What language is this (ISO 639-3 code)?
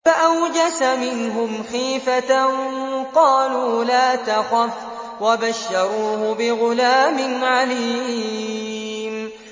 ara